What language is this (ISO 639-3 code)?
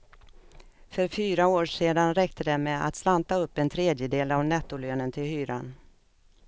swe